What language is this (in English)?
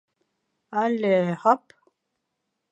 Bashkir